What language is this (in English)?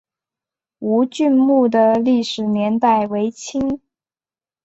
Chinese